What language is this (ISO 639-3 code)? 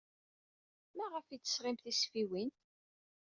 kab